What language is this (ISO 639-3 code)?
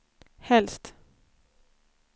swe